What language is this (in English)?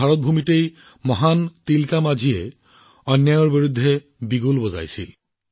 Assamese